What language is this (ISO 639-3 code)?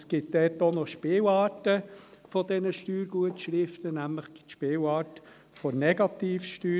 gsw